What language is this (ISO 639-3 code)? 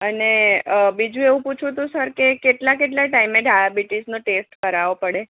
guj